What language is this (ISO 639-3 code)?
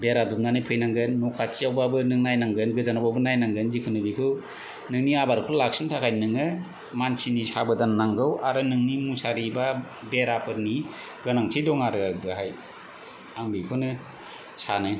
brx